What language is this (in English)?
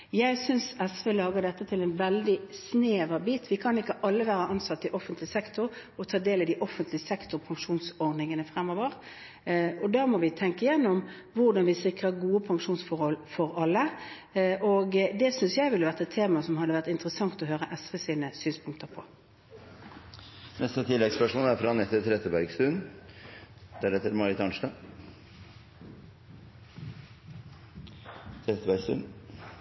Norwegian